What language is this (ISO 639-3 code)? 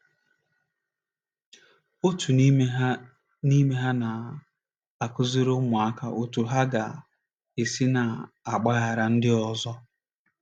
ibo